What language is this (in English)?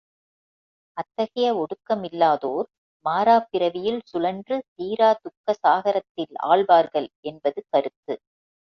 Tamil